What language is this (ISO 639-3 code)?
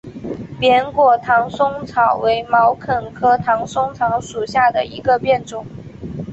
zho